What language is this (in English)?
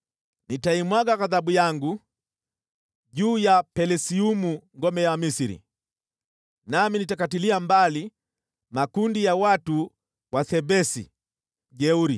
Swahili